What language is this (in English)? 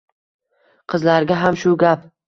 Uzbek